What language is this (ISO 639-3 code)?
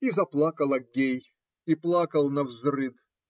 rus